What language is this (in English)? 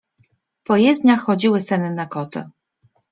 Polish